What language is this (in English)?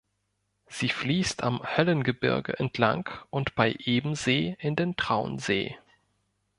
German